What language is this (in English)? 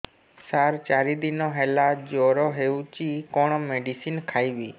Odia